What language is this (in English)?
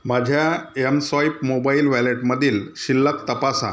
Marathi